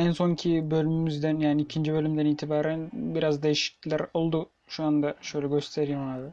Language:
Turkish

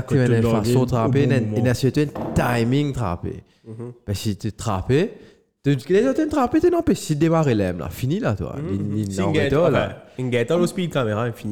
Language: French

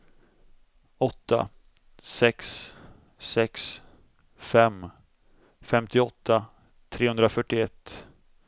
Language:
Swedish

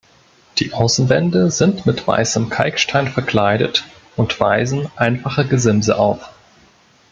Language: German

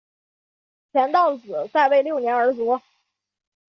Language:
Chinese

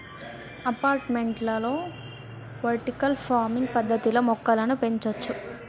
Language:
Telugu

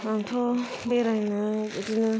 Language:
Bodo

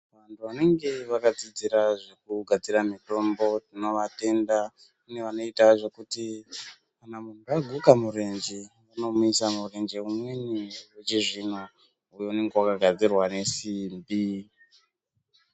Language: Ndau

